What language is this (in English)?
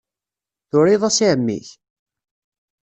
Kabyle